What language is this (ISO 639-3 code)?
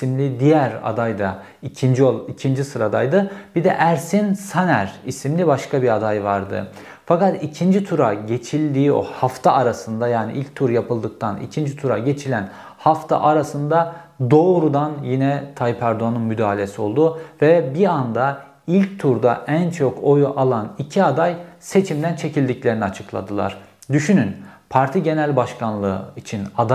tur